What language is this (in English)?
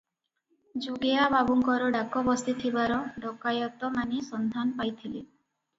Odia